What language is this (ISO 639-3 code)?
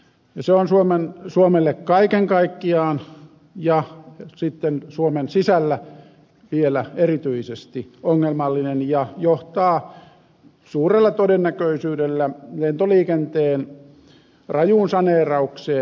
fin